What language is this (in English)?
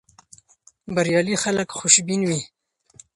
Pashto